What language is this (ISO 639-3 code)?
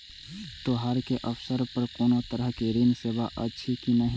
mai